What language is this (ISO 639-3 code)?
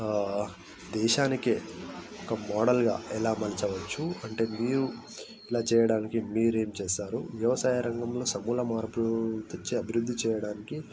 tel